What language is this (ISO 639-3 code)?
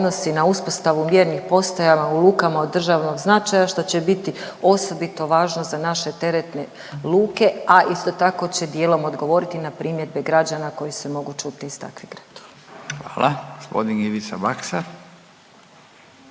hrv